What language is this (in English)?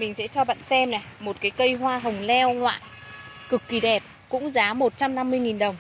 Vietnamese